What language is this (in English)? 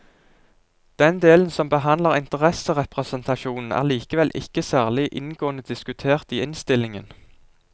Norwegian